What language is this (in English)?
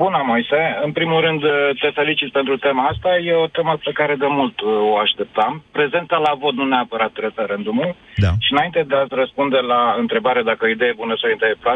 Romanian